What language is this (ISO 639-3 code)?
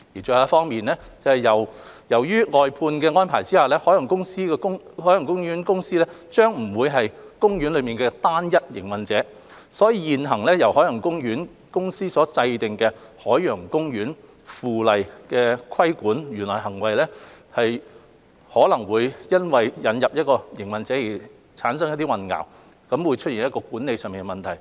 yue